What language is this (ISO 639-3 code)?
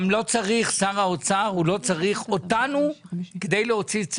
heb